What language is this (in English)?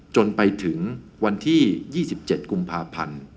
Thai